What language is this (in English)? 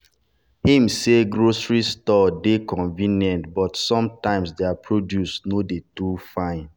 Nigerian Pidgin